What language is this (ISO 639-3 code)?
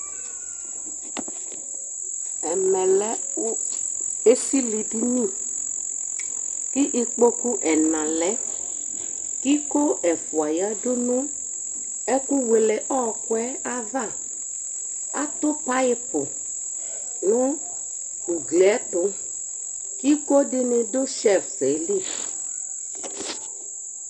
kpo